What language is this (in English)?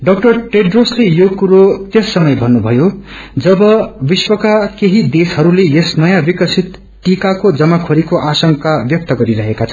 Nepali